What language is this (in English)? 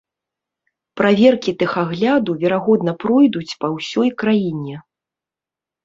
Belarusian